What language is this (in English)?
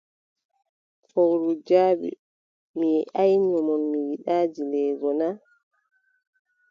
Adamawa Fulfulde